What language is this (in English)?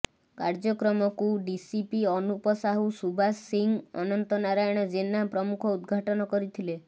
Odia